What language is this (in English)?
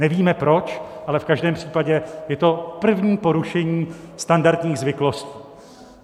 Czech